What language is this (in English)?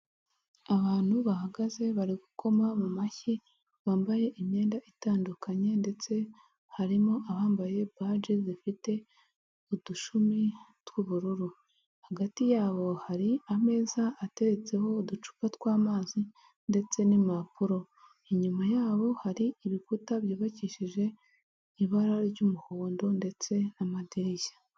Kinyarwanda